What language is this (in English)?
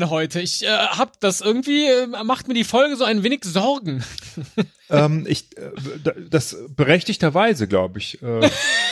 German